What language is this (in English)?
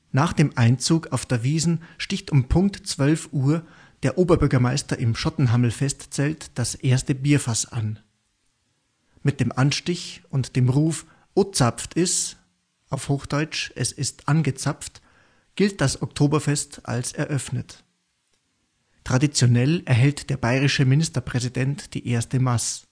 German